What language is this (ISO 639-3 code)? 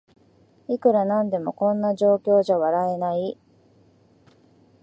jpn